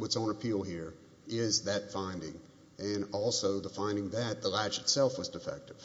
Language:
English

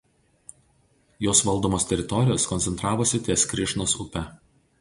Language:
Lithuanian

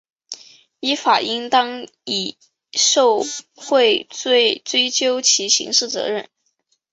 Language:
Chinese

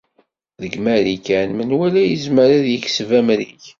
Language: Kabyle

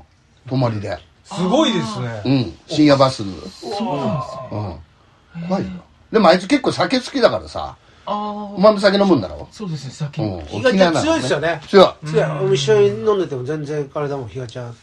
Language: Japanese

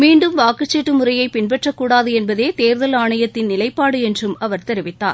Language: Tamil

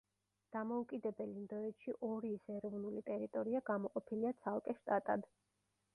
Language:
Georgian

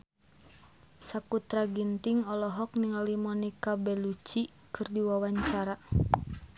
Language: Sundanese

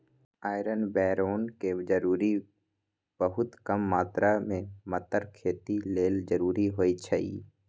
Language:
Magahi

